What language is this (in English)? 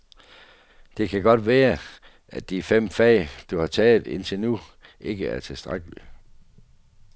Danish